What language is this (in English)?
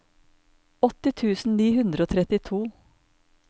Norwegian